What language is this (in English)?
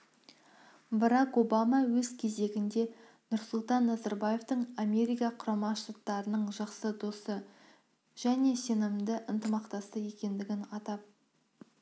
Kazakh